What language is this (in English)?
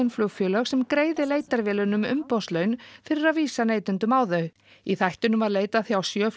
Icelandic